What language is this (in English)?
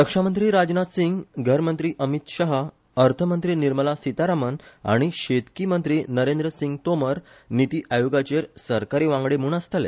Konkani